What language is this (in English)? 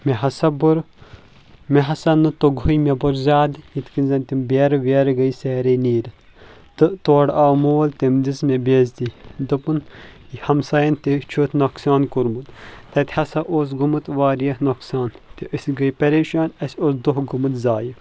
Kashmiri